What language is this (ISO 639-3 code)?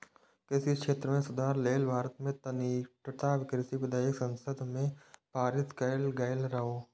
mai